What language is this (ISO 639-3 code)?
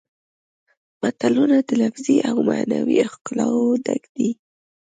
pus